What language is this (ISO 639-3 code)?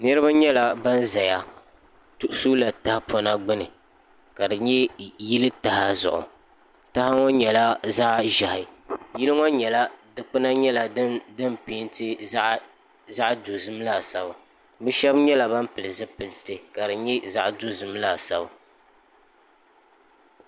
dag